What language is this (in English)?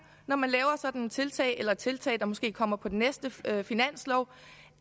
Danish